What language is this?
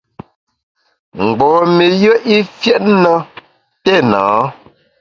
Bamun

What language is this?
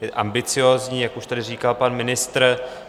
Czech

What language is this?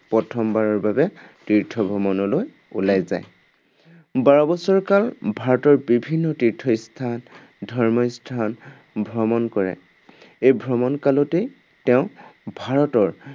Assamese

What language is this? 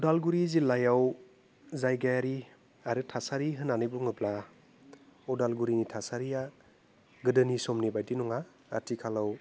Bodo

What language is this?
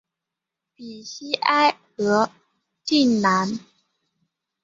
Chinese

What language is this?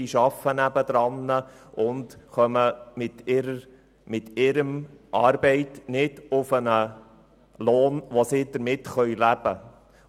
Swiss German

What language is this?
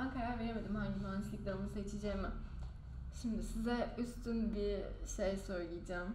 Turkish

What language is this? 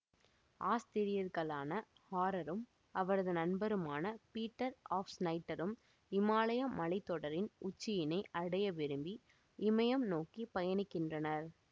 Tamil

